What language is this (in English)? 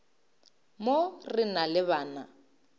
Northern Sotho